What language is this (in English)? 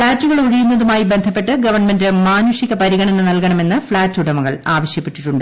Malayalam